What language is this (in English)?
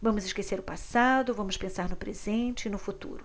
Portuguese